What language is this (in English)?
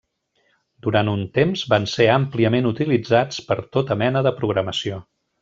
Catalan